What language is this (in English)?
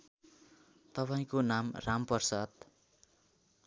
Nepali